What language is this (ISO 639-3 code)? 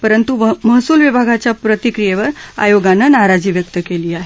mar